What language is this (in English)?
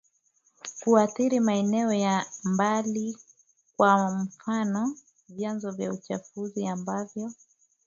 Swahili